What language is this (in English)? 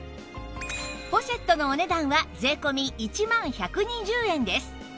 Japanese